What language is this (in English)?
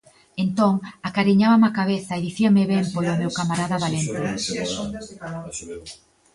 Galician